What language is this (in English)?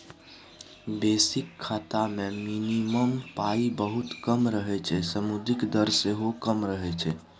Maithili